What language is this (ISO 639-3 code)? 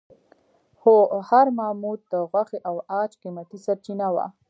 pus